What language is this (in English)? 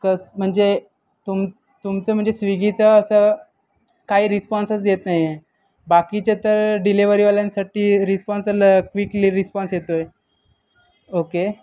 Marathi